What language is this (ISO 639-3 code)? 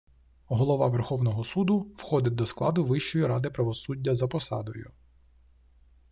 ukr